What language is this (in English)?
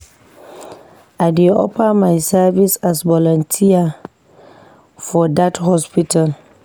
Nigerian Pidgin